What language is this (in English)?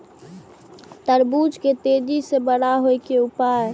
Maithili